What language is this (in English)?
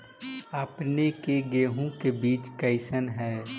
Magahi